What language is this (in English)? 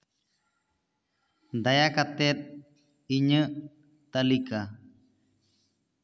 Santali